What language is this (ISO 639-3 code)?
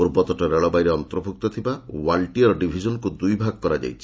ori